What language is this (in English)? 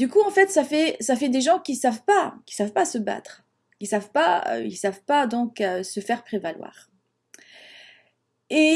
French